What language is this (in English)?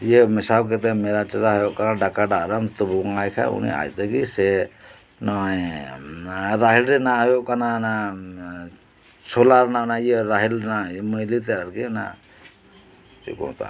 Santali